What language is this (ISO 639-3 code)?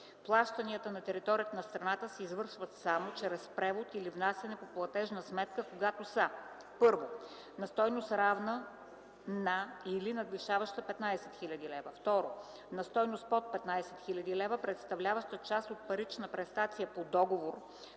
bul